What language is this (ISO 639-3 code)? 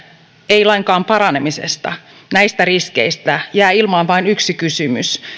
fin